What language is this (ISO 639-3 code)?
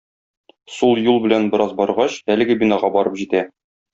tat